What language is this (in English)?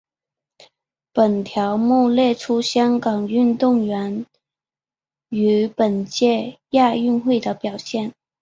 Chinese